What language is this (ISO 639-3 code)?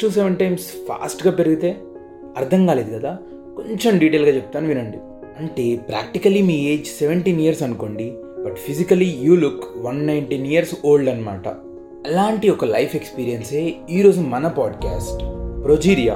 tel